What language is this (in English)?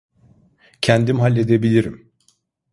Turkish